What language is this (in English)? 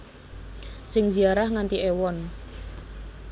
Javanese